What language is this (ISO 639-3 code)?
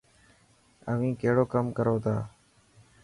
mki